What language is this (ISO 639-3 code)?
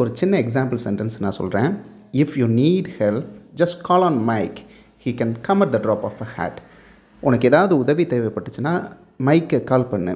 tam